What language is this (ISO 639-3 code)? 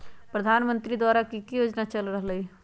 mag